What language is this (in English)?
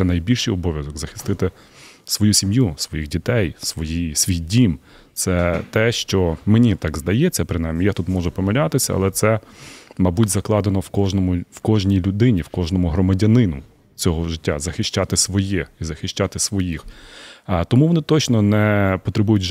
Ukrainian